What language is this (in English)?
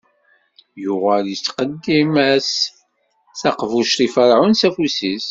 Kabyle